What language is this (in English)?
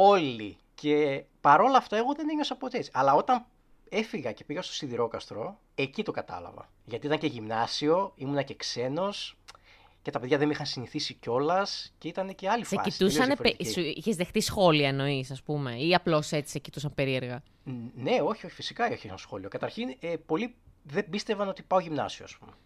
Greek